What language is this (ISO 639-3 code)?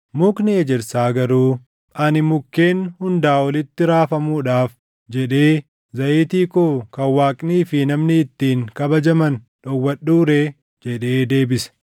orm